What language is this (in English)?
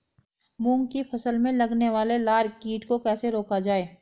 Hindi